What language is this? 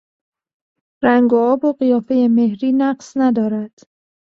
Persian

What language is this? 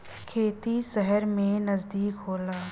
Bhojpuri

